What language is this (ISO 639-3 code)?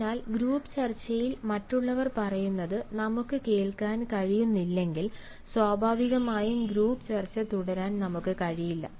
mal